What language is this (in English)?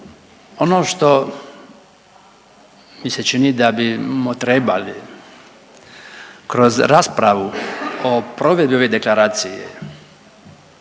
Croatian